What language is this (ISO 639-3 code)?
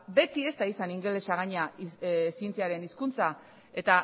eus